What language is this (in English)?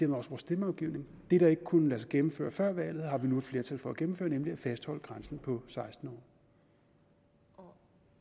Danish